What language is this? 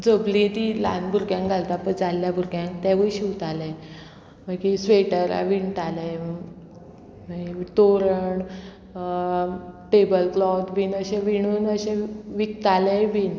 Konkani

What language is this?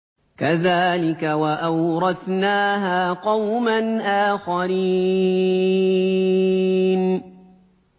Arabic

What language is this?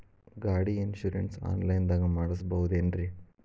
Kannada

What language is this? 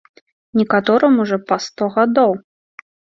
Belarusian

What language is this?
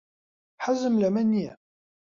Central Kurdish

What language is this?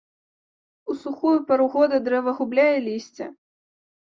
Belarusian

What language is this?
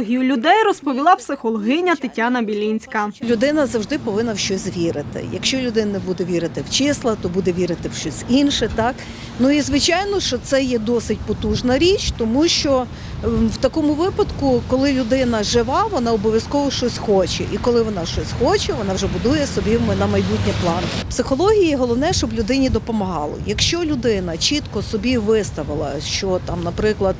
Ukrainian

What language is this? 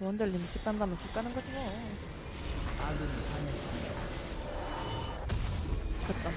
Korean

